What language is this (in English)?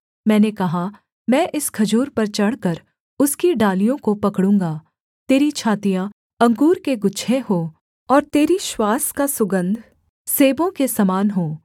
Hindi